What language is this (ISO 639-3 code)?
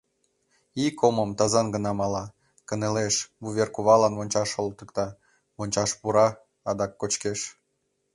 chm